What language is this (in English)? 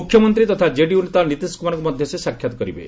Odia